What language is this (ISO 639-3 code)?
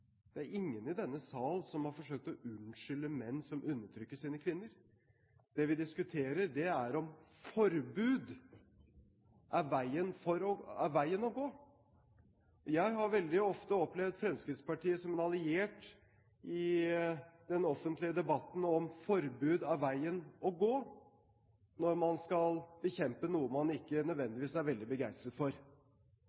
nob